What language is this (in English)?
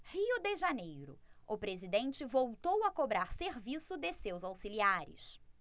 Portuguese